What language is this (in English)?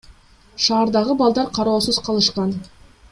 Kyrgyz